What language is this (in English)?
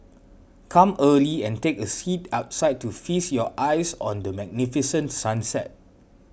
English